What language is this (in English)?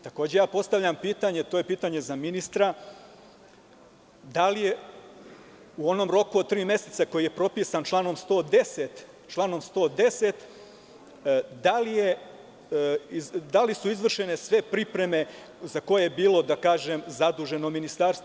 Serbian